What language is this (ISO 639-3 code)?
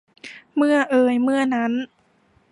tha